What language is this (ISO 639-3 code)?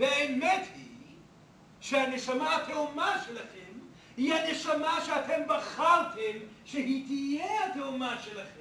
heb